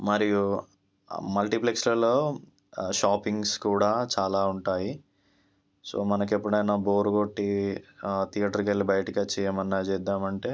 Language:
Telugu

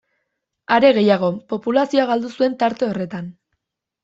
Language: Basque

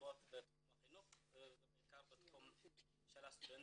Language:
Hebrew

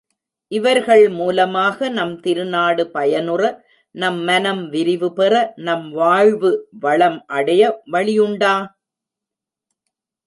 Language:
Tamil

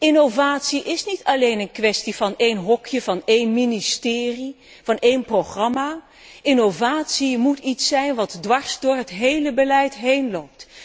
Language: Dutch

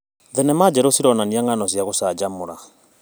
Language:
Kikuyu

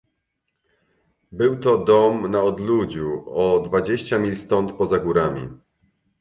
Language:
Polish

